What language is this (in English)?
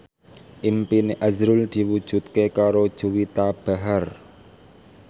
Javanese